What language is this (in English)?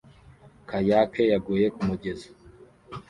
Kinyarwanda